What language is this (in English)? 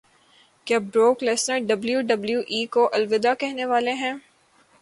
Urdu